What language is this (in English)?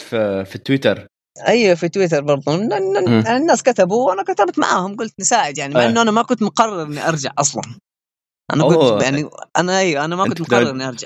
Arabic